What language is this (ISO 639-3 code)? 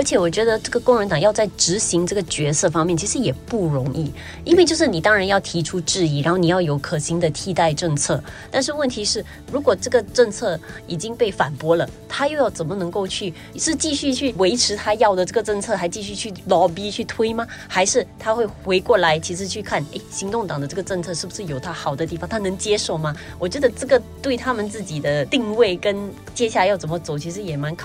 zho